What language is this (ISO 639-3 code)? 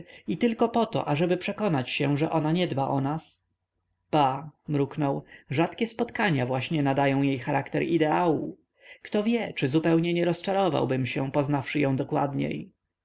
pol